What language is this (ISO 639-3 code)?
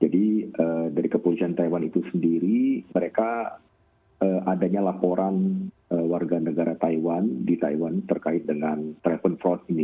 ind